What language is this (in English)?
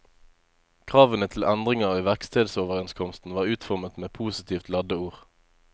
Norwegian